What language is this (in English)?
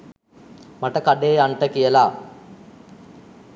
Sinhala